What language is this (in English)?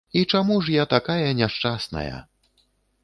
Belarusian